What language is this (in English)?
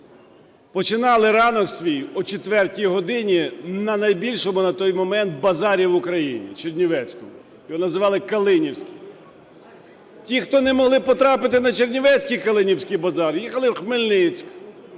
Ukrainian